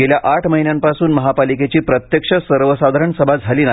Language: Marathi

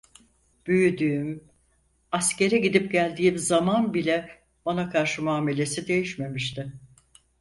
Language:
Turkish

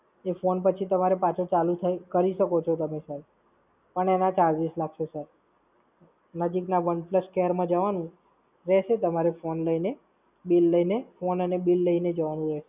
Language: Gujarati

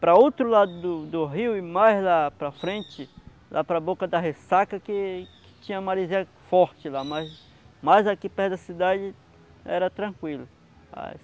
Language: Portuguese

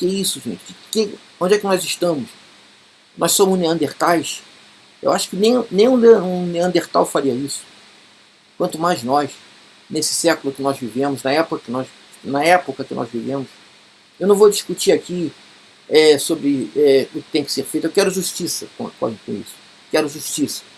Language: Portuguese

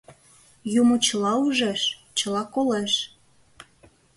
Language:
Mari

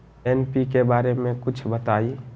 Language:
Magahi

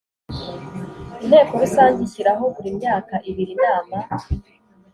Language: Kinyarwanda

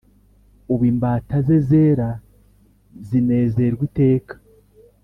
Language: Kinyarwanda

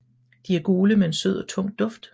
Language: Danish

